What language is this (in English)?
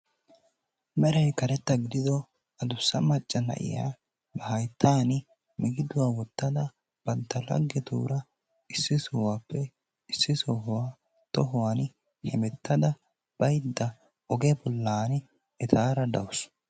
Wolaytta